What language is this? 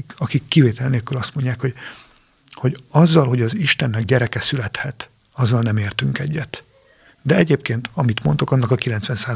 Hungarian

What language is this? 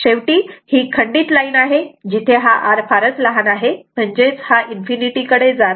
Marathi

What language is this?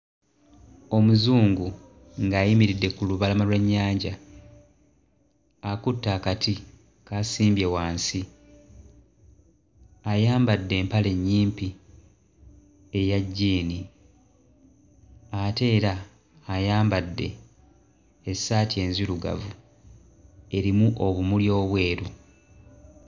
Ganda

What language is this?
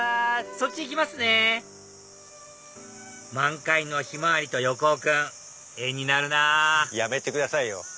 Japanese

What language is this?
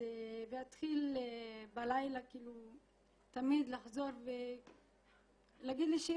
Hebrew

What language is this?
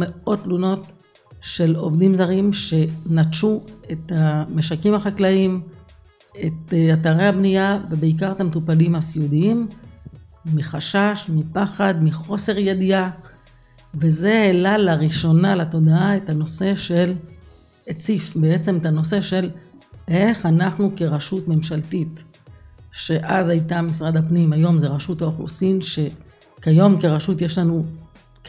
Hebrew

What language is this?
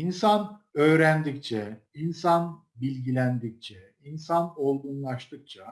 Turkish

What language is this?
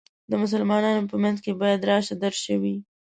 Pashto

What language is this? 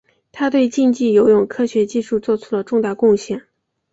Chinese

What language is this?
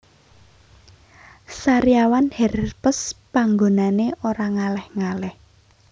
Javanese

